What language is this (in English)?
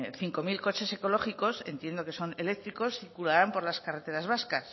Spanish